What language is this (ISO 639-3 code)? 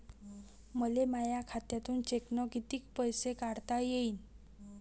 mar